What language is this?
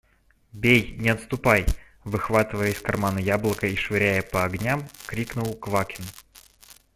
Russian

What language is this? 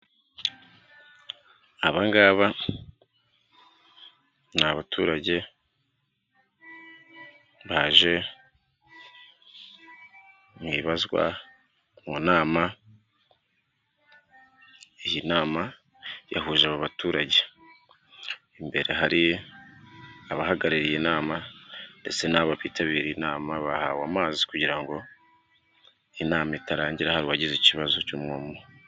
Kinyarwanda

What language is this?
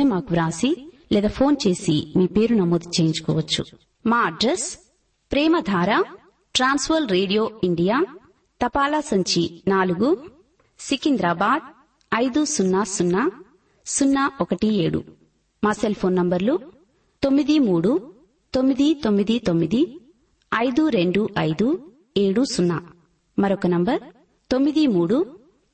Telugu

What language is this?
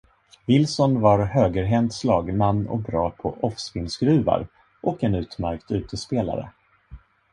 Swedish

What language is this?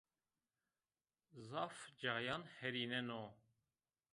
Zaza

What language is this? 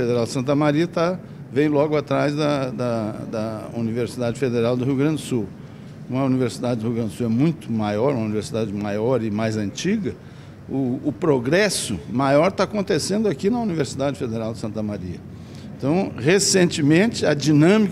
Portuguese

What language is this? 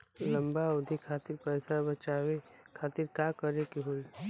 Bhojpuri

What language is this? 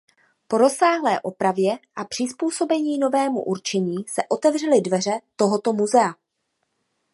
Czech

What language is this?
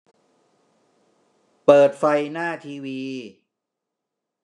Thai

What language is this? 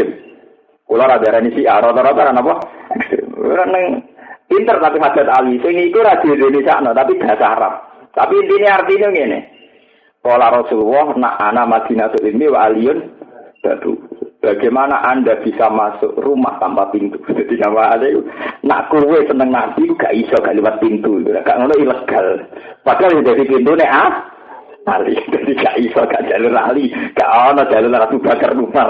Indonesian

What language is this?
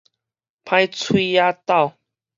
Min Nan Chinese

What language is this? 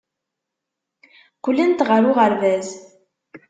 Kabyle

